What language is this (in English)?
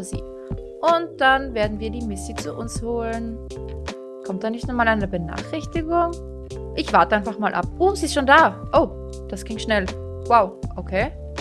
German